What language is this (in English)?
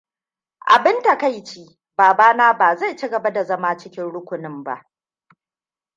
Hausa